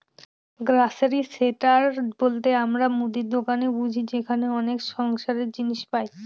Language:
Bangla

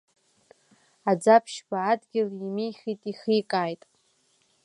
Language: Abkhazian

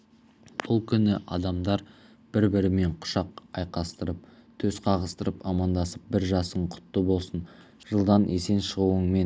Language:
Kazakh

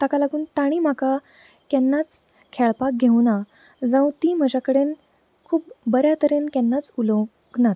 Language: Konkani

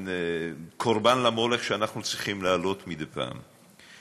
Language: Hebrew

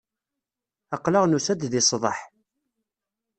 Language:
Kabyle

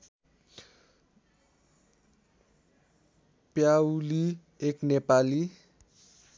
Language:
Nepali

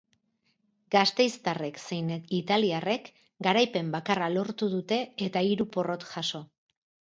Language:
Basque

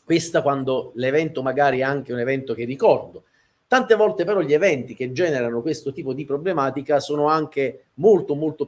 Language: Italian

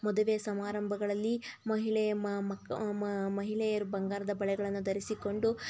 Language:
Kannada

